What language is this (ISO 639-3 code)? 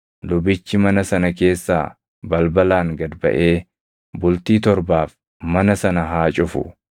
orm